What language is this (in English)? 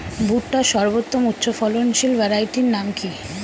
Bangla